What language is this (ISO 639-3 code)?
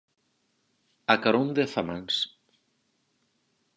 glg